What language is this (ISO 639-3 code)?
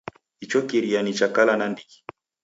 dav